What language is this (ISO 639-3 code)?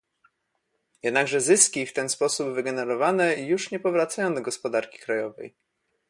pol